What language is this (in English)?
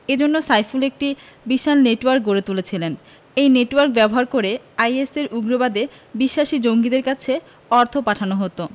Bangla